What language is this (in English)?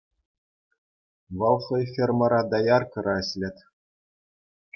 Chuvash